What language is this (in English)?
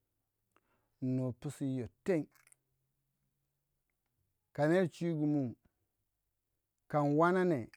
Waja